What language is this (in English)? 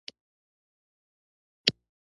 Pashto